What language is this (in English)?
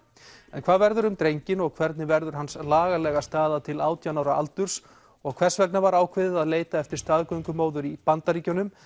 Icelandic